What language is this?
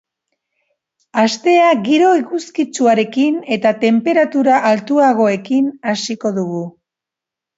Basque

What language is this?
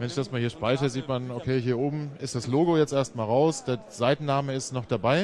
German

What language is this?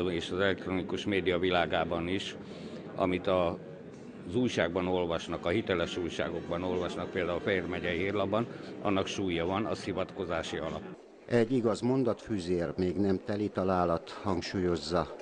Hungarian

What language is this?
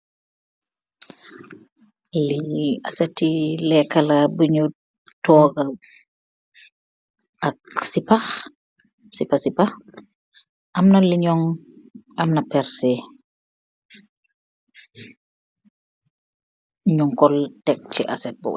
Wolof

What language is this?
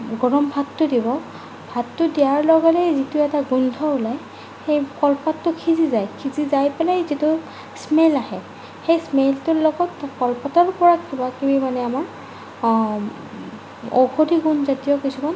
Assamese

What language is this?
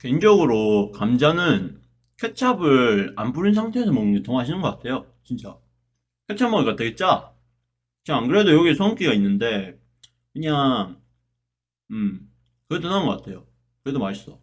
Korean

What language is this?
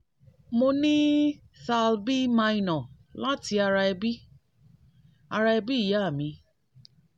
Yoruba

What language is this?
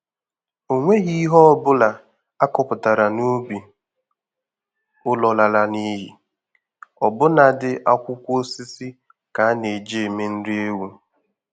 Igbo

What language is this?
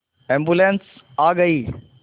Hindi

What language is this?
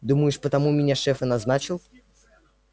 Russian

